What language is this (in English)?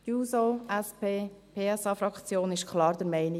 Swiss German